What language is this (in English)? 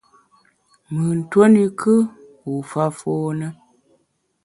Bamun